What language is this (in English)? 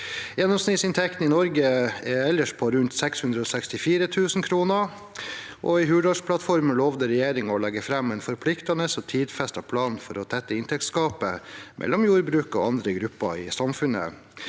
Norwegian